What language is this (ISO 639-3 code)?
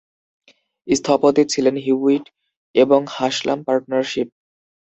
ben